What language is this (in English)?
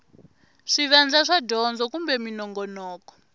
Tsonga